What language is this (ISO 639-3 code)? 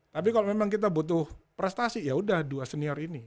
ind